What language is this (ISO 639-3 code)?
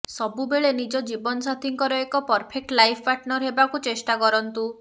ori